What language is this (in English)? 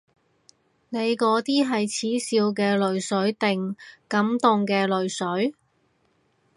Cantonese